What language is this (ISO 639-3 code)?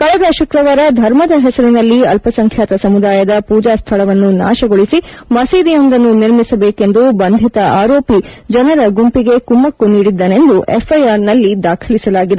kan